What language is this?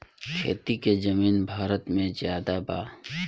Bhojpuri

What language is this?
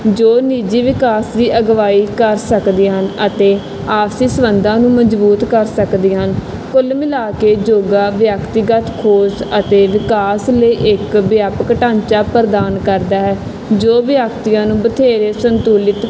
Punjabi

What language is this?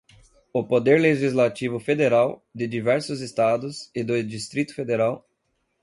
Portuguese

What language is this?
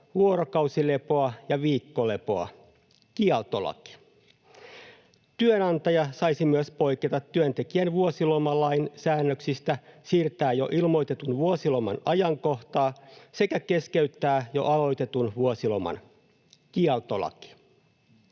Finnish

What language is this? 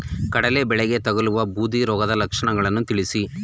Kannada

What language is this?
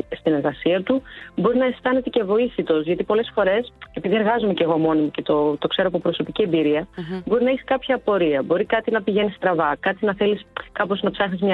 Greek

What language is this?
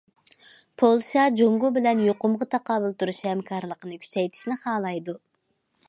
Uyghur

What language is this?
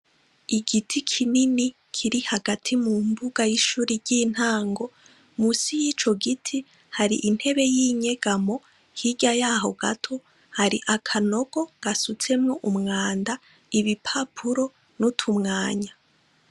Rundi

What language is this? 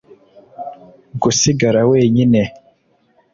Kinyarwanda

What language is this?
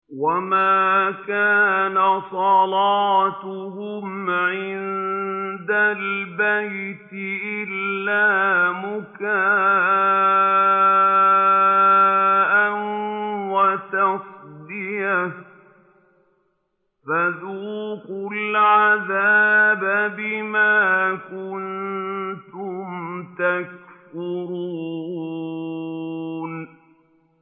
Arabic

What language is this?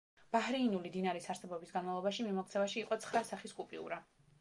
Georgian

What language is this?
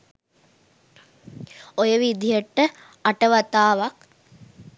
Sinhala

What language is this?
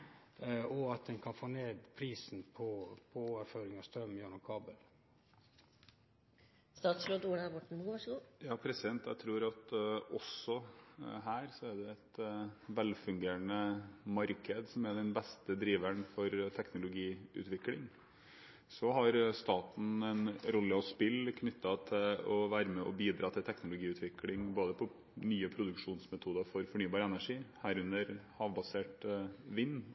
Norwegian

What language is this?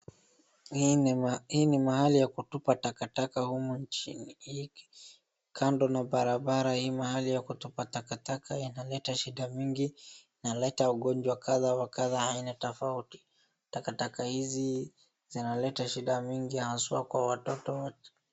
Swahili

